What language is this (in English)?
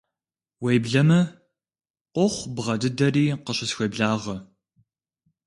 Kabardian